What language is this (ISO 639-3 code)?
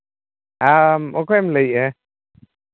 sat